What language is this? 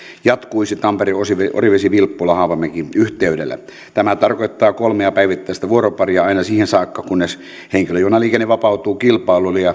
Finnish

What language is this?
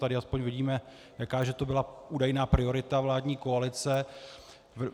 Czech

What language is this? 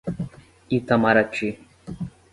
Portuguese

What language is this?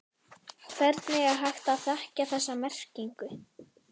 Icelandic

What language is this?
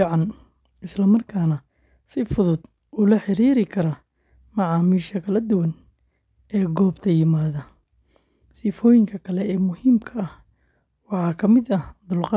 Somali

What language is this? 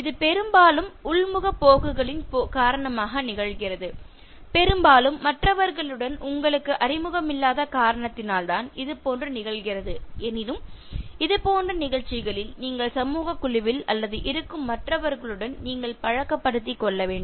Tamil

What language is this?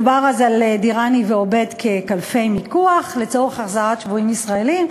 Hebrew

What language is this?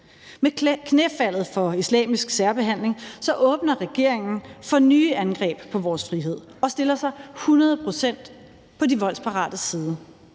Danish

